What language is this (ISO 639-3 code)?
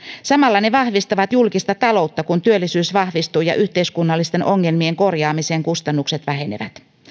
fin